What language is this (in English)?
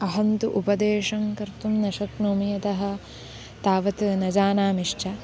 Sanskrit